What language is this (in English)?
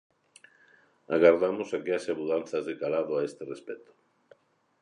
Galician